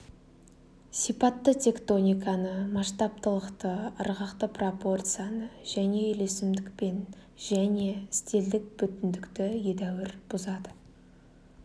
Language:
Kazakh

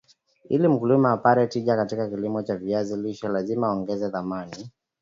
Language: Swahili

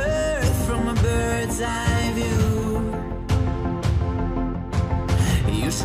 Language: Dutch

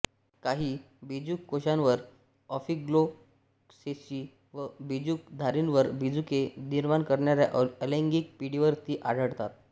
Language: Marathi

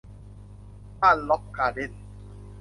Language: Thai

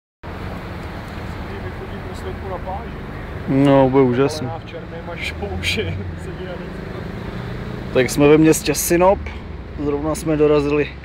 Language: Czech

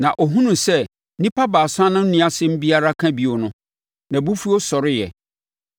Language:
Akan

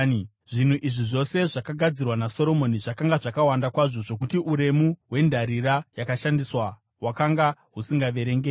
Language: Shona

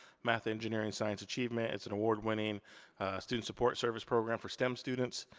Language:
English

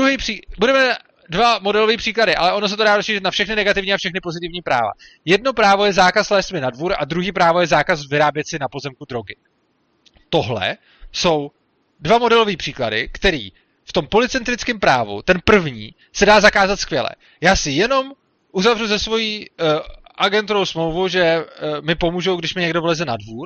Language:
Czech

